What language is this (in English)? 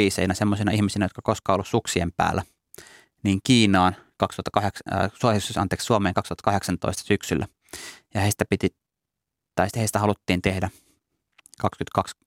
Finnish